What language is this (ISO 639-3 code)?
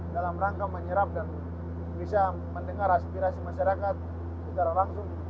ind